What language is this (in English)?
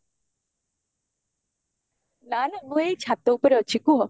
Odia